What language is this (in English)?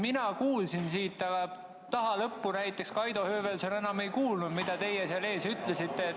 Estonian